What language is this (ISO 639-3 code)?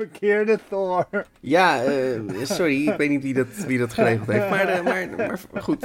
nld